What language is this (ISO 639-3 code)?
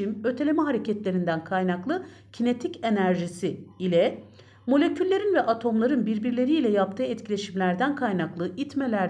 tur